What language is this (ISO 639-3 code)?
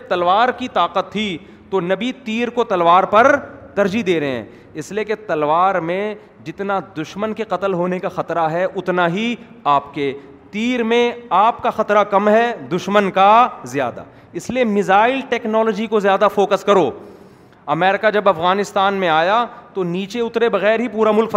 urd